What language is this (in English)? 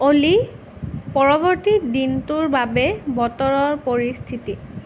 Assamese